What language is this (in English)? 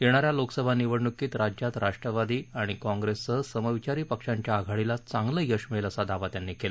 Marathi